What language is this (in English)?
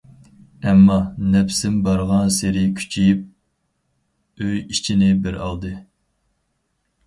Uyghur